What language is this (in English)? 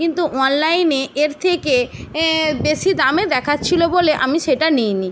Bangla